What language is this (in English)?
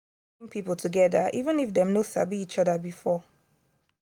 Nigerian Pidgin